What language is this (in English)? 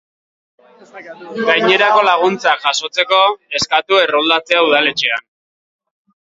Basque